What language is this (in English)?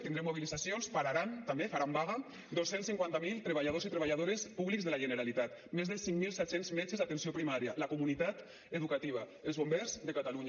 Catalan